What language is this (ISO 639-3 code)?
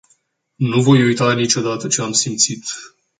ron